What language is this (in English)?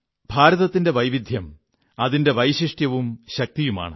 Malayalam